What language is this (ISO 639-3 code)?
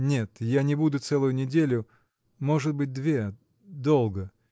rus